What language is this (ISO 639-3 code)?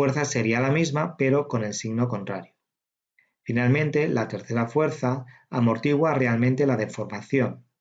spa